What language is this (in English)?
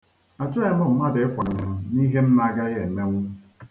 Igbo